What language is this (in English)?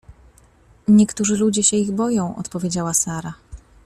Polish